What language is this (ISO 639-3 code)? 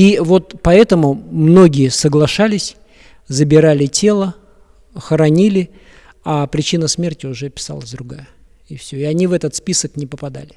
rus